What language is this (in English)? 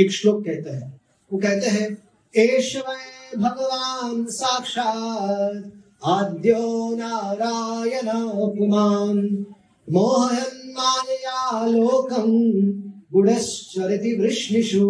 Hindi